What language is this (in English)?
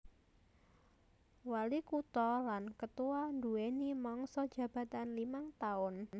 Javanese